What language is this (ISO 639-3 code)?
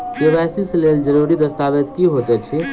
mai